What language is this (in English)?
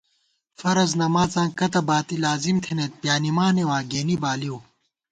Gawar-Bati